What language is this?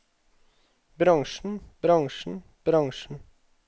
Norwegian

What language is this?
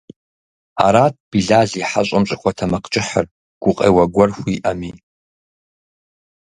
Kabardian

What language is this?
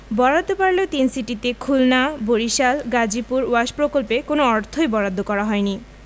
Bangla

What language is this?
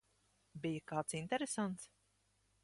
Latvian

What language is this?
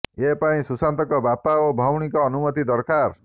Odia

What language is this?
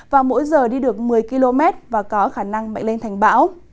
Vietnamese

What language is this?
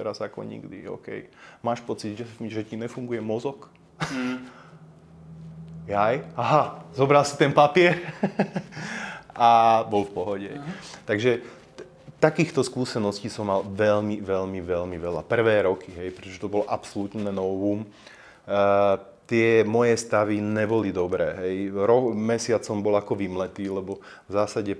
Slovak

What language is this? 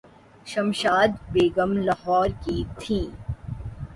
Urdu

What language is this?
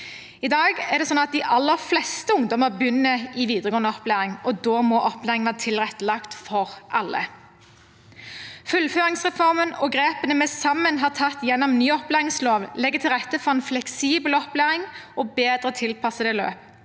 Norwegian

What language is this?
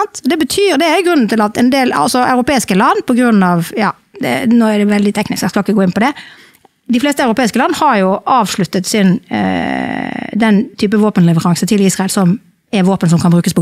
Norwegian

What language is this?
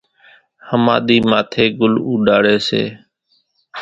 Kachi Koli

